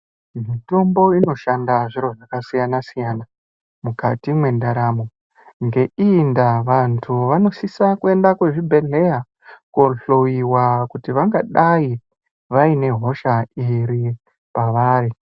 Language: Ndau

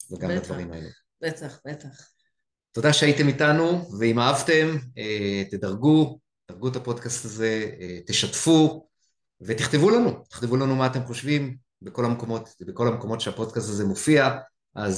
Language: Hebrew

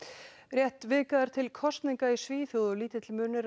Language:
Icelandic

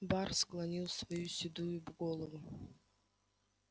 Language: Russian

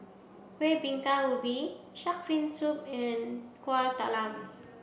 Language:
English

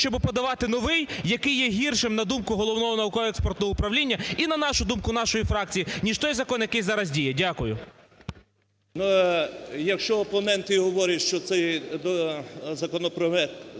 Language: Ukrainian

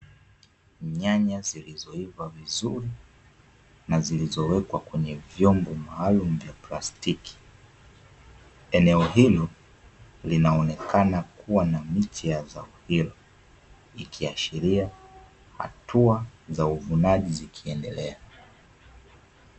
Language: Swahili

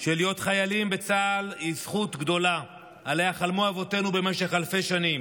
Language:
Hebrew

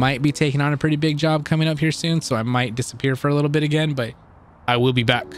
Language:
English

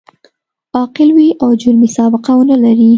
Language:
Pashto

